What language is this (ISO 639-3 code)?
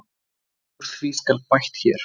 isl